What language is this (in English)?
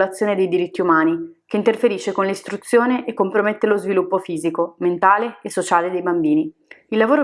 Italian